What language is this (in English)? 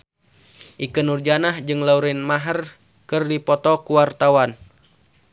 Sundanese